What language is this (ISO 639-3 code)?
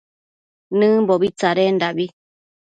mcf